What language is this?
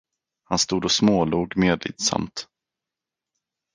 Swedish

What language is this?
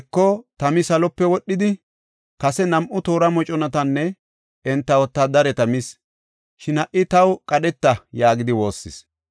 Gofa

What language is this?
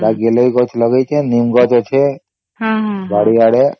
Odia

